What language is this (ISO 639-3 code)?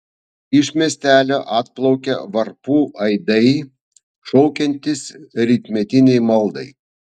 lit